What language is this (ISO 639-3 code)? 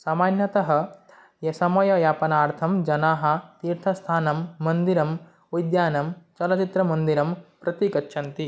san